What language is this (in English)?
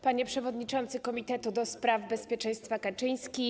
Polish